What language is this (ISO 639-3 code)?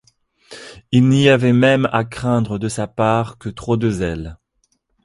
fra